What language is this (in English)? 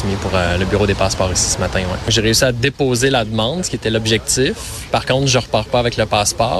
French